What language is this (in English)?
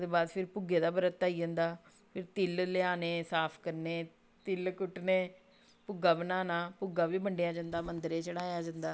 Dogri